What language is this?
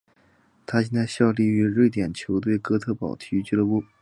Chinese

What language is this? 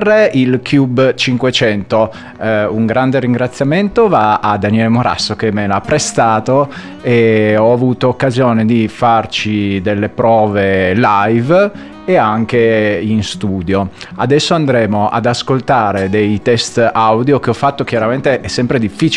Italian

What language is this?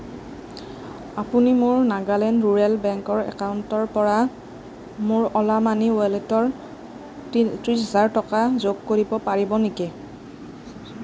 Assamese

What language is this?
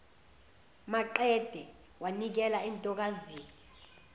Zulu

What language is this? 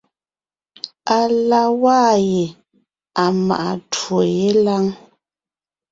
Ngiemboon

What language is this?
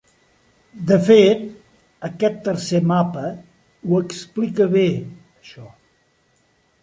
Catalan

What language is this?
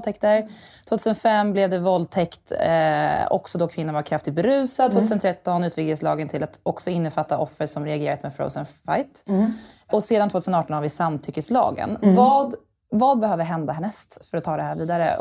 Swedish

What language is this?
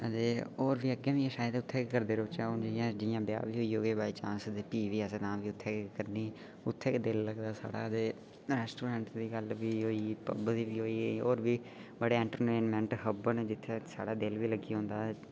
Dogri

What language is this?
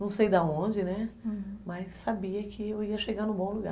Portuguese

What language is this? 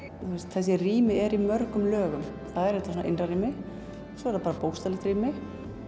Icelandic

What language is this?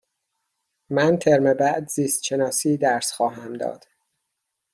Persian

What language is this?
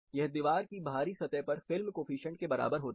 Hindi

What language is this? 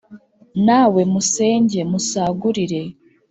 Kinyarwanda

